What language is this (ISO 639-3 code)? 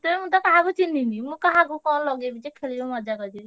ori